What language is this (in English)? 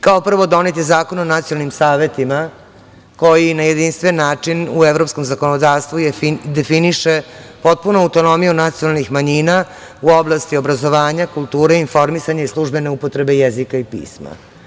Serbian